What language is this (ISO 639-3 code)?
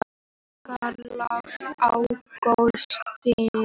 isl